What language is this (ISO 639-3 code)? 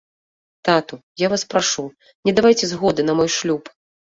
bel